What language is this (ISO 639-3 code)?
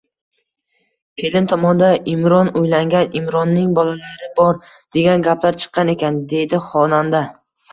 uzb